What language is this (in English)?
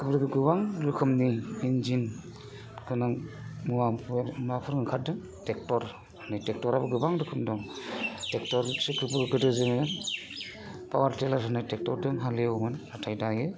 Bodo